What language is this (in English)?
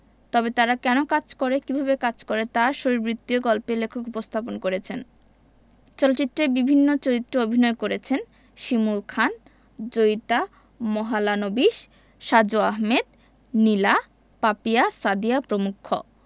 Bangla